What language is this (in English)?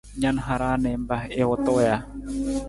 Nawdm